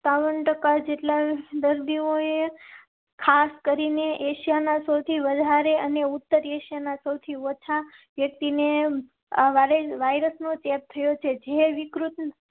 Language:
Gujarati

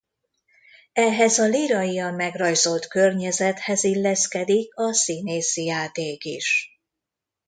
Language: Hungarian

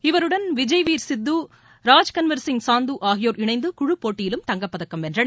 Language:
Tamil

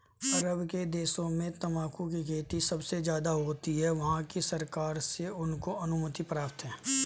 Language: Hindi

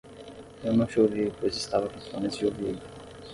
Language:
Portuguese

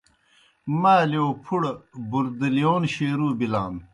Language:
Kohistani Shina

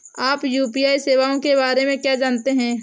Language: Hindi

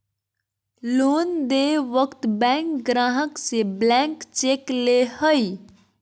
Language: Magahi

